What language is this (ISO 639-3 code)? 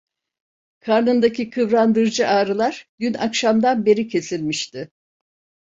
tur